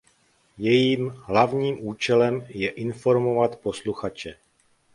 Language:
Czech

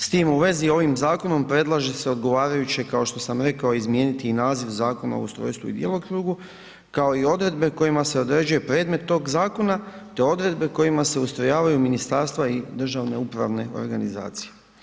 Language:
Croatian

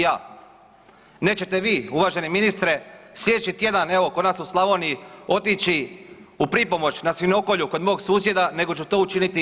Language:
Croatian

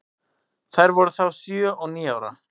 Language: Icelandic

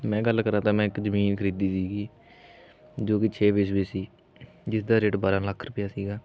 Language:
Punjabi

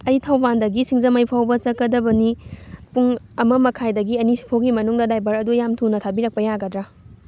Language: Manipuri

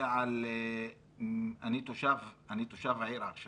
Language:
Hebrew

